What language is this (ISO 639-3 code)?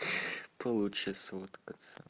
rus